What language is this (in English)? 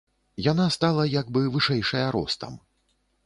Belarusian